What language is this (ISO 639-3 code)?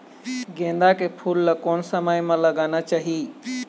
hne